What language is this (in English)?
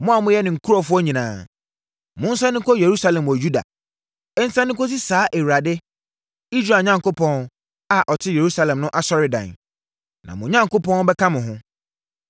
Akan